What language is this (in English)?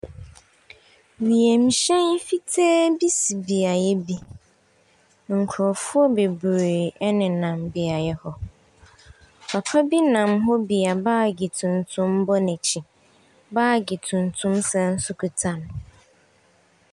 Akan